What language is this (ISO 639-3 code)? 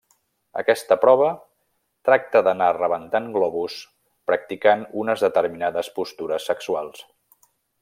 cat